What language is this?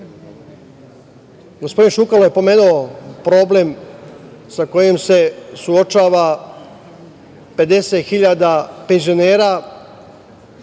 Serbian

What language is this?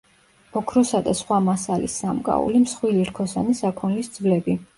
Georgian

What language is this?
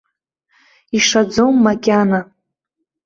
Abkhazian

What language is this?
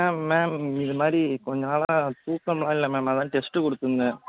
Tamil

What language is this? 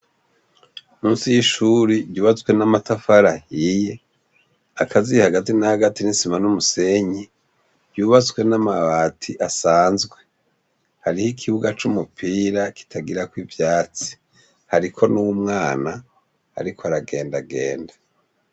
Rundi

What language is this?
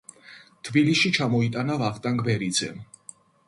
Georgian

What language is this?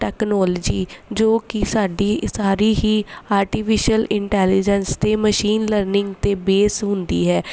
Punjabi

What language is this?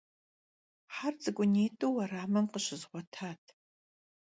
Kabardian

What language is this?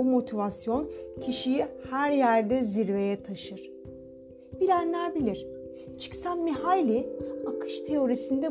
Turkish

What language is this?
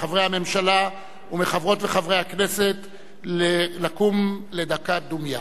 Hebrew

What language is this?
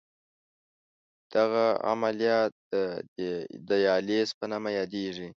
Pashto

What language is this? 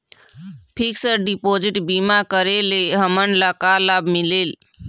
Chhattisgarhi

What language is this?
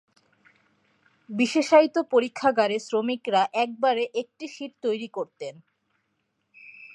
Bangla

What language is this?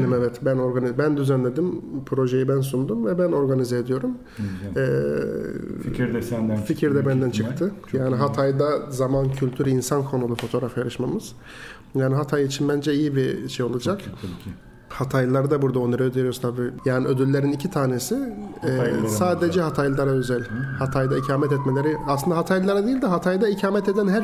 Turkish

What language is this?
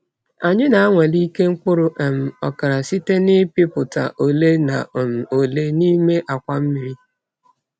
Igbo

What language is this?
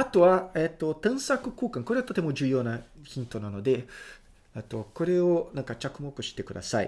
Japanese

